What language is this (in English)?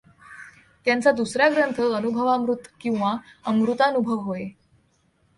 Marathi